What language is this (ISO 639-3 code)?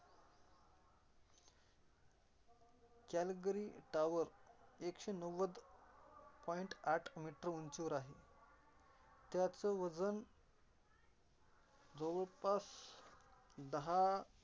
mar